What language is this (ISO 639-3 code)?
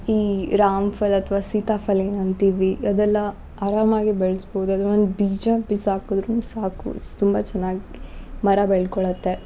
kan